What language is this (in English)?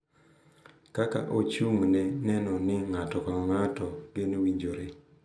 Luo (Kenya and Tanzania)